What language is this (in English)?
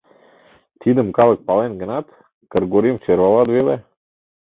Mari